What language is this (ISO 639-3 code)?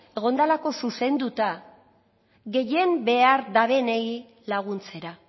eus